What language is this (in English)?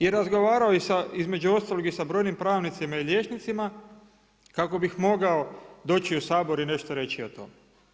Croatian